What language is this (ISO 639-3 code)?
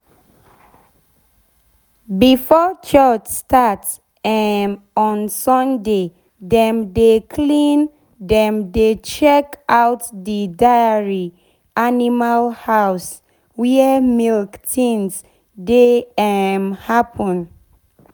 pcm